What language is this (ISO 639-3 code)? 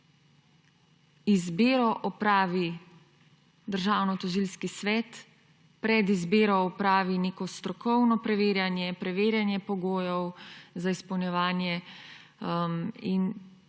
slv